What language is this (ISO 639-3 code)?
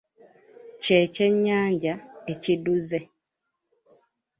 lug